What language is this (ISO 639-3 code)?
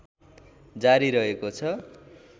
nep